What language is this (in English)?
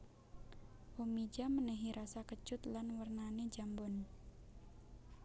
Javanese